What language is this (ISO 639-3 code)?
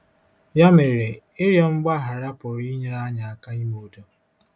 ibo